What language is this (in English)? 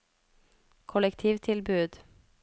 Norwegian